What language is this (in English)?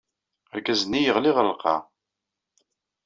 Kabyle